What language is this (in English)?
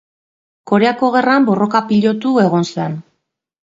Basque